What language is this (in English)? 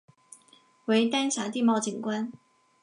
Chinese